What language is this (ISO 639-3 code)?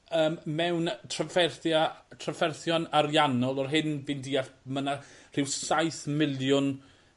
cym